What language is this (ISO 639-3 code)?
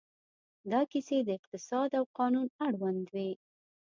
pus